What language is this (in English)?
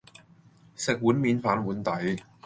Cantonese